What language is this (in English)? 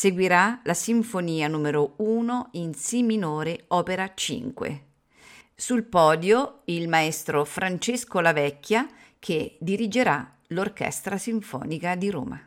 Italian